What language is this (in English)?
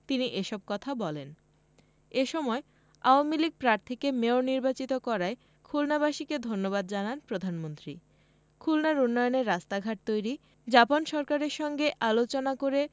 Bangla